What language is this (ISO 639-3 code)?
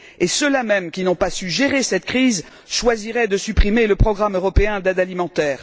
fra